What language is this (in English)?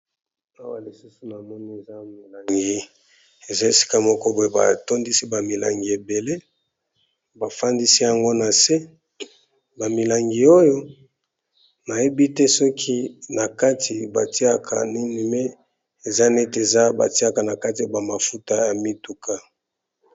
Lingala